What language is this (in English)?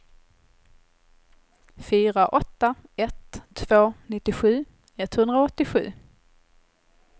Swedish